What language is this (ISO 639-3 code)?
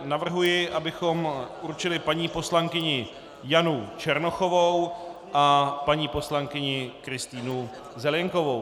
ces